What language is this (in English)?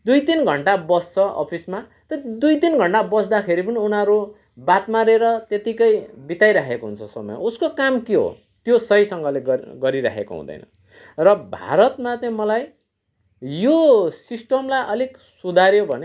Nepali